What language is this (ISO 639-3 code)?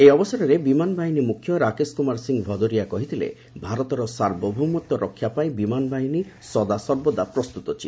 ori